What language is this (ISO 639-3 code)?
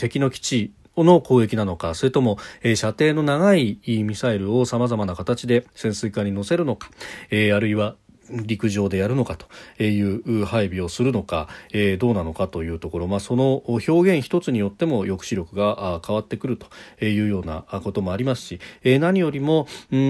jpn